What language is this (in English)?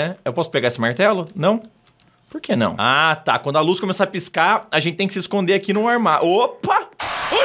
Portuguese